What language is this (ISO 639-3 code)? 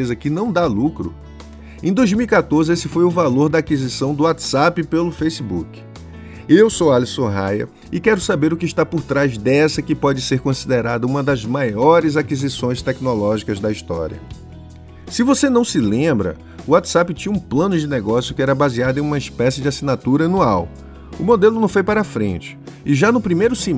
por